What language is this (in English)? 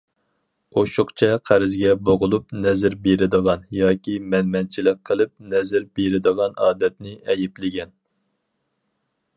Uyghur